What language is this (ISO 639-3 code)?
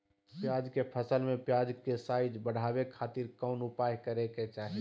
mag